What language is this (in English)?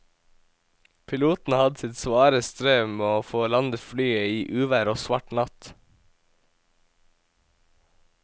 Norwegian